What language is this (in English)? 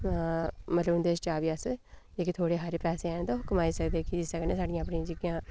Dogri